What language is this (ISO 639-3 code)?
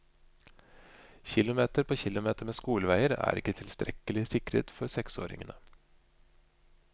nor